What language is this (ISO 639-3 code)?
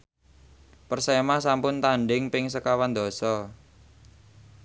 jav